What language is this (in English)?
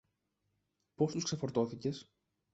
Greek